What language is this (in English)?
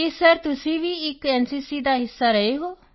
Punjabi